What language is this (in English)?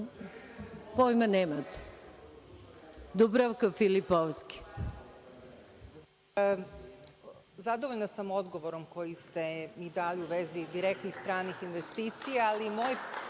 Serbian